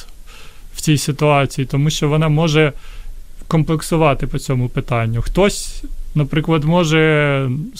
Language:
Ukrainian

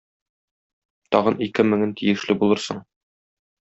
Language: Tatar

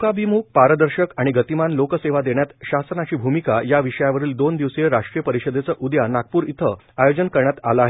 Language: Marathi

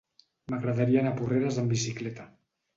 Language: Catalan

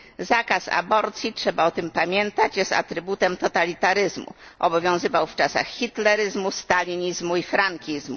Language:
Polish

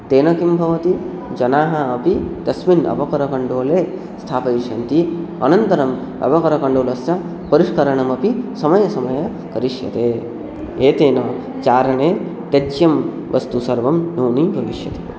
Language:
Sanskrit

